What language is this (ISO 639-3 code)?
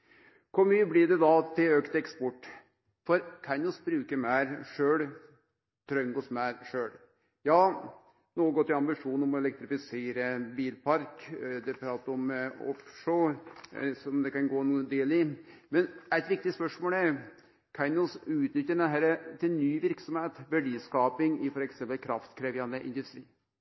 nno